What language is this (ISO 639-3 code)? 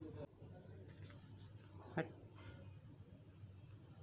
mag